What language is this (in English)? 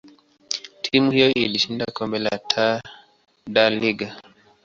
Swahili